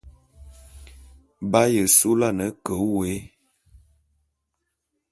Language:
Bulu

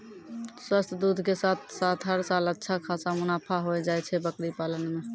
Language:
Maithili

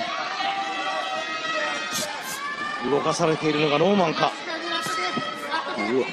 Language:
Japanese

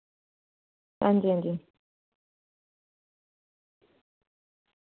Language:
Dogri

